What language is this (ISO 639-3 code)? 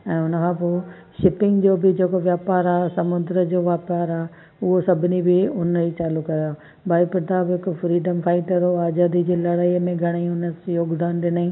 snd